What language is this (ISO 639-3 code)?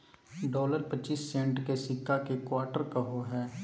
mag